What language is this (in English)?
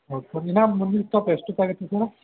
Kannada